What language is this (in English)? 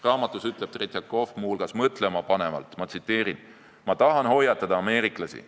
Estonian